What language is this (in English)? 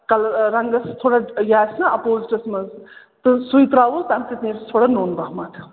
Kashmiri